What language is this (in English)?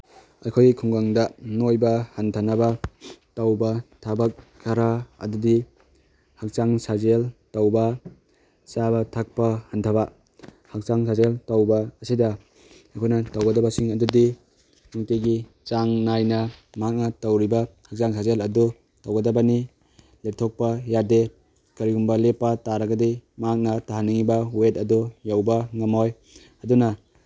Manipuri